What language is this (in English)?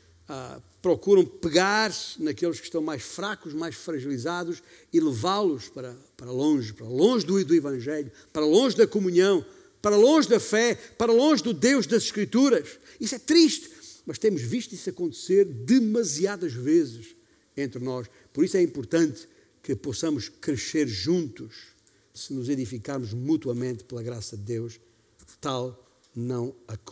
Portuguese